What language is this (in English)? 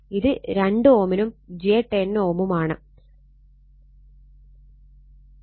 Malayalam